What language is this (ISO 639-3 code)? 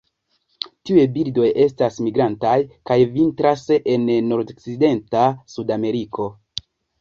epo